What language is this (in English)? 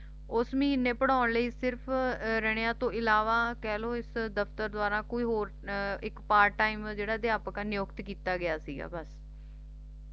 Punjabi